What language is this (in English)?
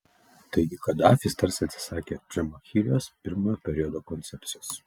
Lithuanian